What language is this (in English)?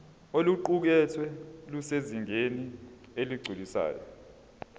Zulu